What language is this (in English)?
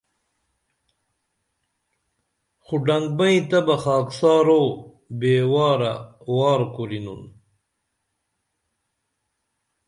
Dameli